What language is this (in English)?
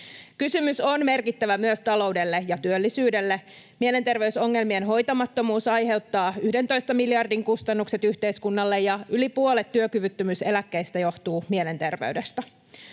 Finnish